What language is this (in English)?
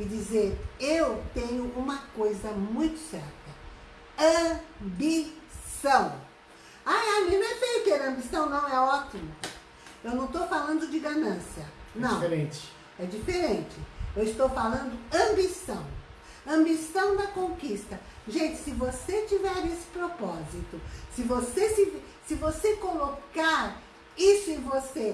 Portuguese